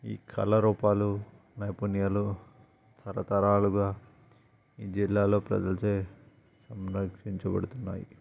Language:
Telugu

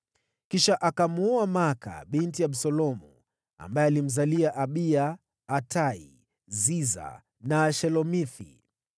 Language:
Swahili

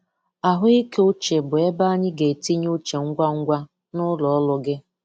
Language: Igbo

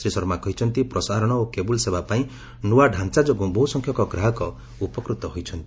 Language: Odia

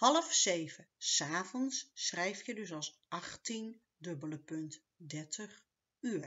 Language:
Dutch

